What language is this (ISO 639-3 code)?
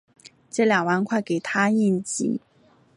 zho